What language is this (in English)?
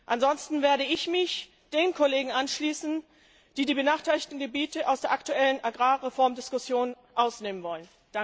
German